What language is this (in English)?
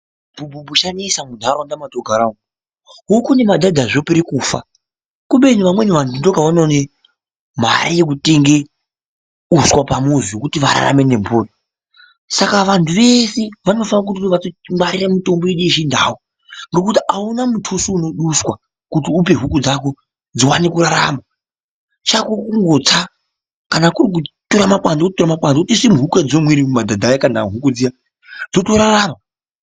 Ndau